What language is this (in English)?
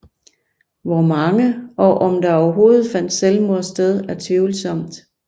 Danish